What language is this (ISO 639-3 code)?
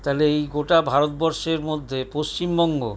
ben